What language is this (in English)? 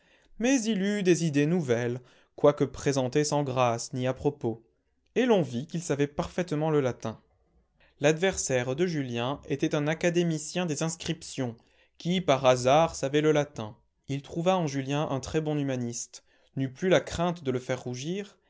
French